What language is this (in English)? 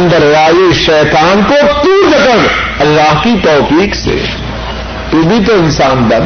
Urdu